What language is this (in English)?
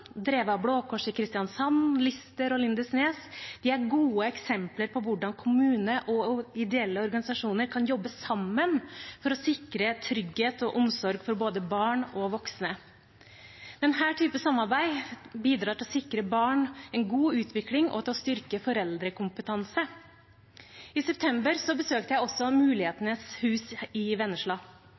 Norwegian Bokmål